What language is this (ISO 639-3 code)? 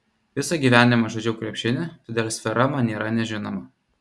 lit